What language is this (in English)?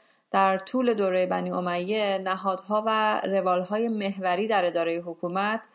Persian